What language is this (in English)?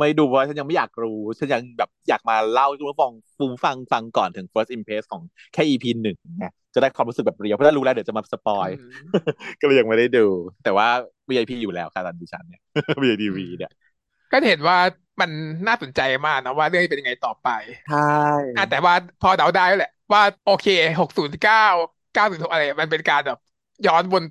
Thai